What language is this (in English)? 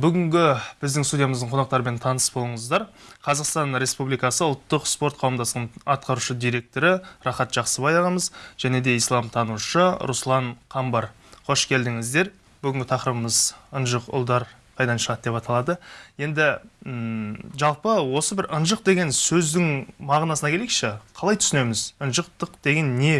Turkish